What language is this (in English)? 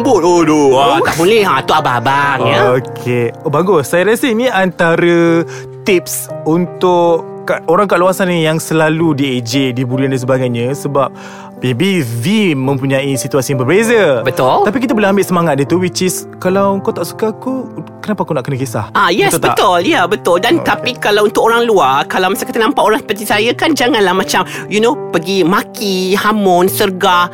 Malay